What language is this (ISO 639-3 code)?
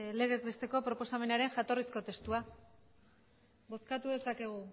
eus